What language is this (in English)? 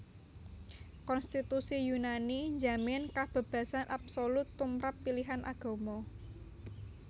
Javanese